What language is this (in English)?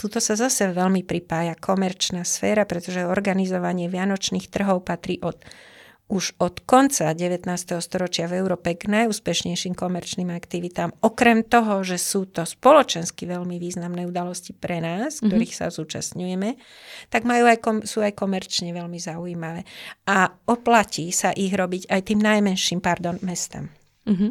Slovak